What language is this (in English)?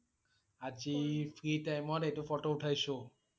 Assamese